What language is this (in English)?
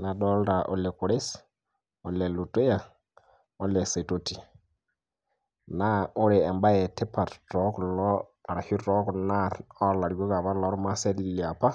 Masai